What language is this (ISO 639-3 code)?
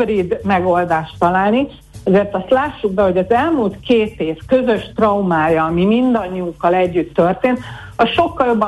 hun